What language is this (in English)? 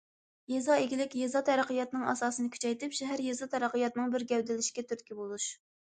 Uyghur